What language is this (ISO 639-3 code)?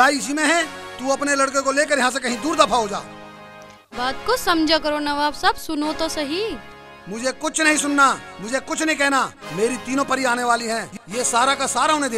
hin